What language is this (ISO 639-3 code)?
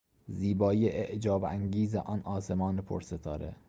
fas